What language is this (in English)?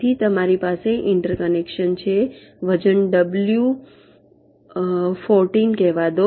Gujarati